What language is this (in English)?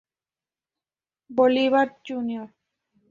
Spanish